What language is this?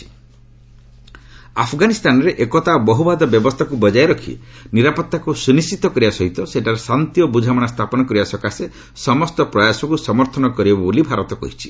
Odia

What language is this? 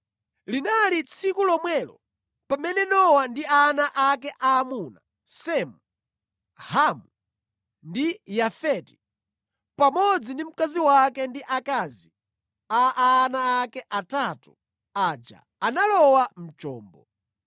Nyanja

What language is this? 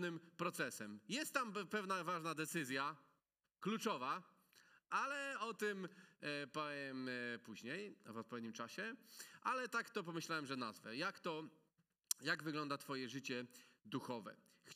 Polish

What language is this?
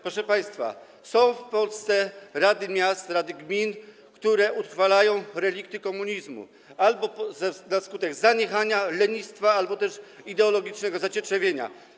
Polish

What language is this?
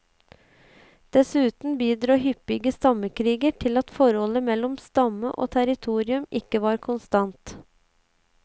Norwegian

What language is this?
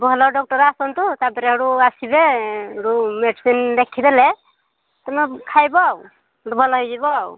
Odia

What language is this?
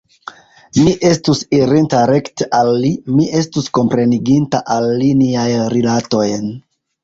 Esperanto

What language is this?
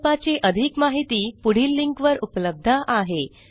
Marathi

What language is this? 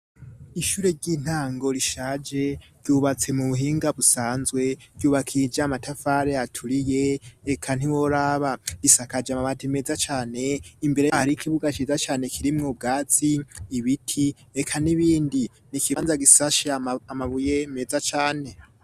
Rundi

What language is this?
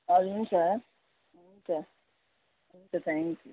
Nepali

